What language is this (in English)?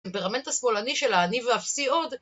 Hebrew